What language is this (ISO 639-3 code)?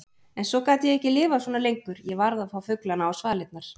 isl